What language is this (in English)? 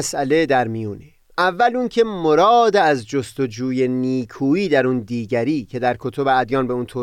Persian